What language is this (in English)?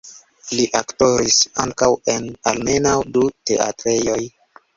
Esperanto